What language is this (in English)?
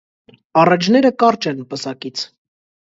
Armenian